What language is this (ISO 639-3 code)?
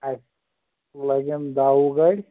kas